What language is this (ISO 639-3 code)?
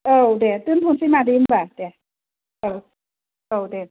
brx